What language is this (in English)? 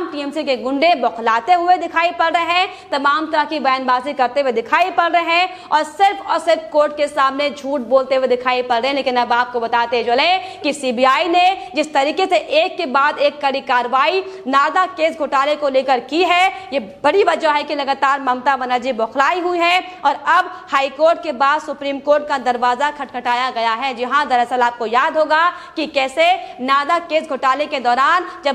Hindi